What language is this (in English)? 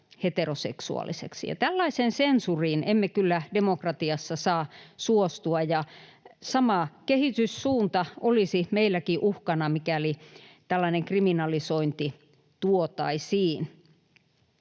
Finnish